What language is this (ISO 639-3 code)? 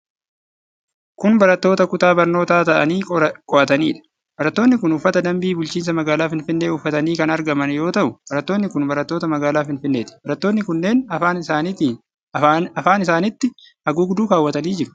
orm